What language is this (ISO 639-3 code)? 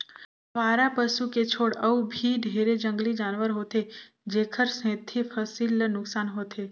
hne